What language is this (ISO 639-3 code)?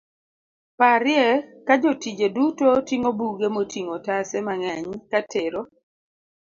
luo